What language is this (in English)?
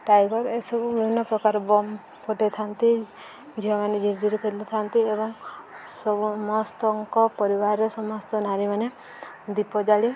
Odia